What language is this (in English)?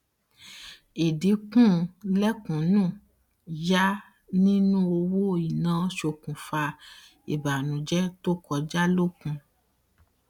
Yoruba